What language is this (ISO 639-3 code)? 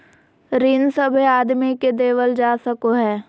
mag